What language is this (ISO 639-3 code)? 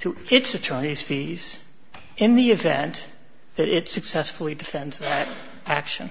eng